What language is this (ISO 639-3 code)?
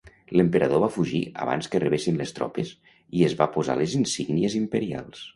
cat